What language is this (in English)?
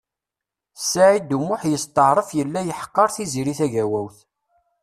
Kabyle